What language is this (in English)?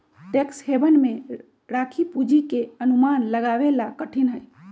Magahi